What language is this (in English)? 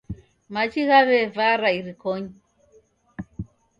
Taita